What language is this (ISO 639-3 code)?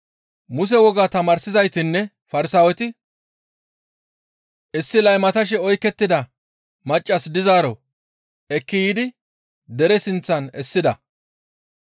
gmv